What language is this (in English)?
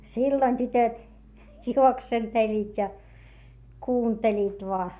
Finnish